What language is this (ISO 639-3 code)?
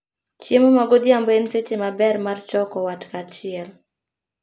luo